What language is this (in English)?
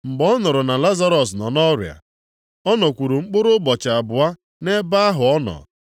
Igbo